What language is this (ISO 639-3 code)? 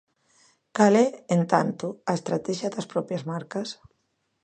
glg